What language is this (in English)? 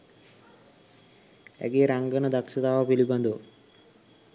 Sinhala